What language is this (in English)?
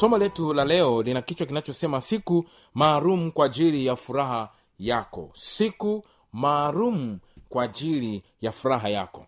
Swahili